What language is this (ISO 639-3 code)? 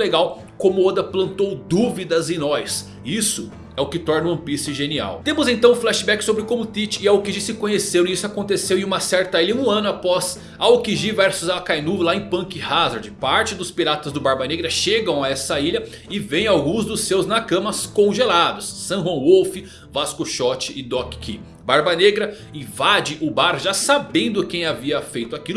por